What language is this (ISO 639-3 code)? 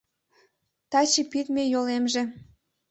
chm